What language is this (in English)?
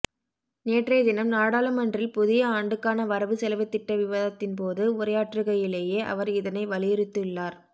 Tamil